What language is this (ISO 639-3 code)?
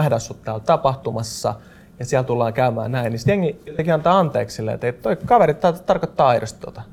fin